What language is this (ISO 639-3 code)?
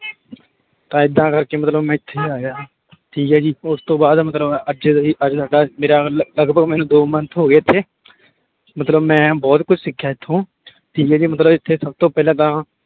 pan